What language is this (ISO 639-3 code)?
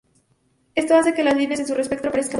spa